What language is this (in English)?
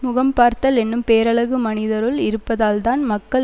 Tamil